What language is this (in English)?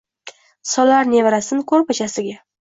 Uzbek